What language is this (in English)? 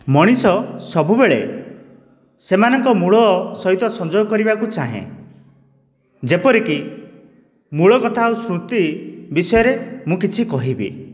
Odia